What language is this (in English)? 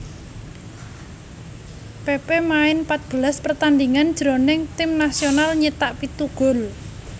Javanese